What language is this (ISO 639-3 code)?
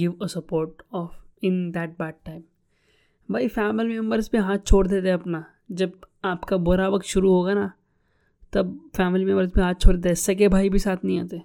hin